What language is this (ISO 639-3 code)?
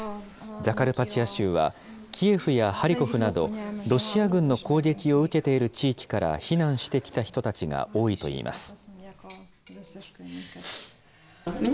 jpn